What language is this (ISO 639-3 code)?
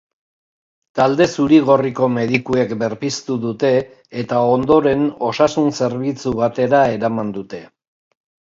eus